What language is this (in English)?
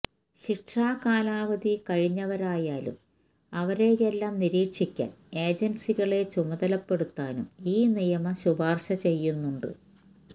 Malayalam